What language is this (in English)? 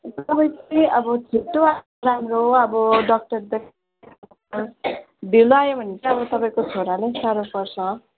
Nepali